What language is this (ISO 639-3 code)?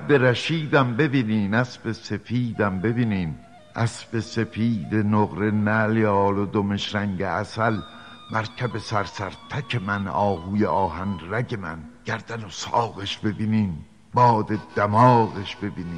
fas